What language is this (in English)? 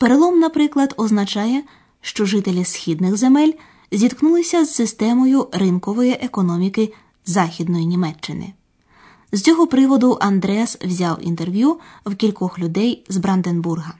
Ukrainian